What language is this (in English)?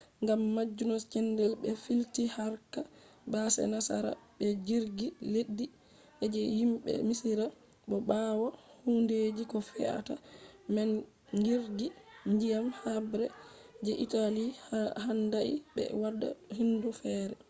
Fula